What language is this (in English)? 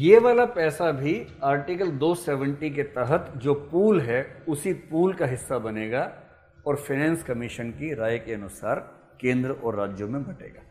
Hindi